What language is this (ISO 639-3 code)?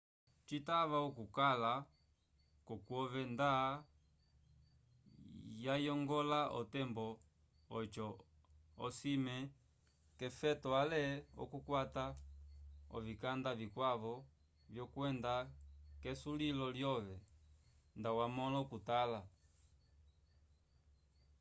umb